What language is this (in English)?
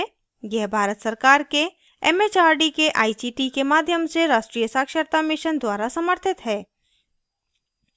Hindi